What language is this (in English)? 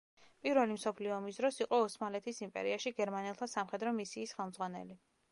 Georgian